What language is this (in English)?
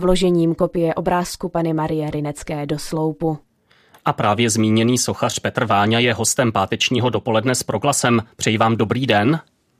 Czech